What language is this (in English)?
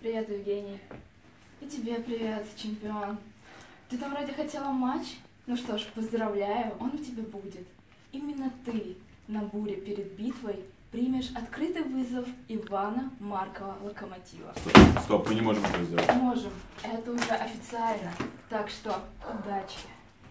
Russian